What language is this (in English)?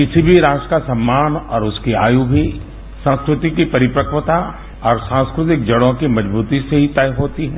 Hindi